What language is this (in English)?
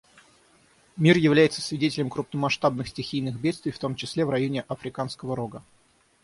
Russian